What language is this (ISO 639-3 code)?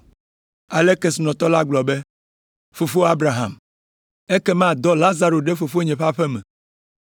ewe